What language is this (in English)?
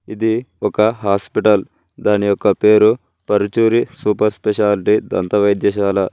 Telugu